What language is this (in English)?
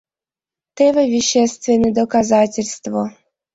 Mari